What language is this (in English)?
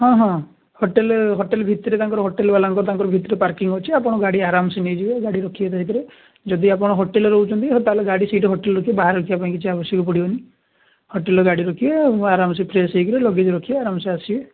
Odia